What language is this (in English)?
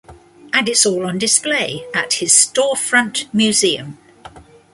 English